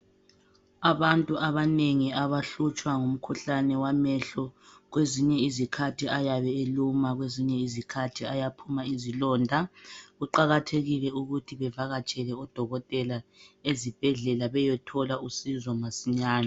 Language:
North Ndebele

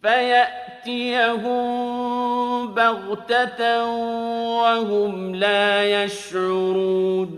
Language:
Arabic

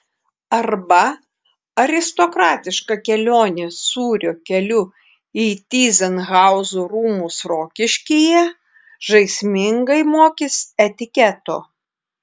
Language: Lithuanian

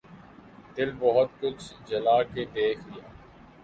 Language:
Urdu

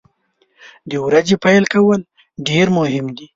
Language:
Pashto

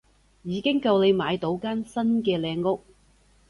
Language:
Cantonese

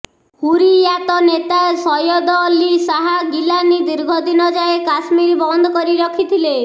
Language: Odia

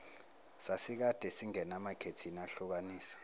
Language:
Zulu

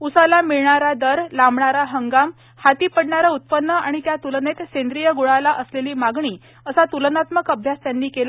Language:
Marathi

